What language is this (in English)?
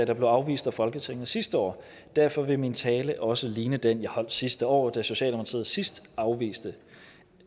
Danish